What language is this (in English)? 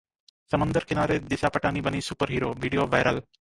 Hindi